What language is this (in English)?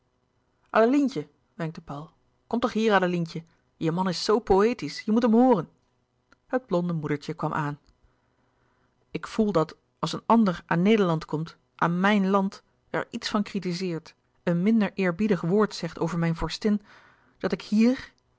Dutch